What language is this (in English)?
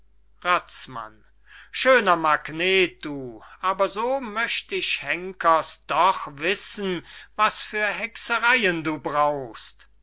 German